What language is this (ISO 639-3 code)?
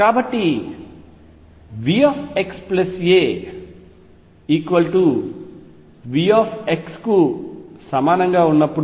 tel